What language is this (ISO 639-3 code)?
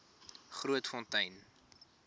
afr